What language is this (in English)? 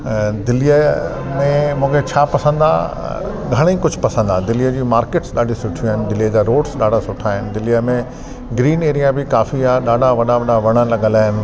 Sindhi